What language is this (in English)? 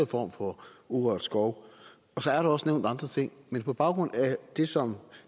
Danish